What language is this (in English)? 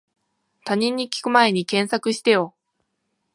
Japanese